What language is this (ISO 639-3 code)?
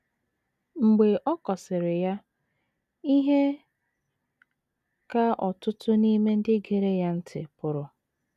ibo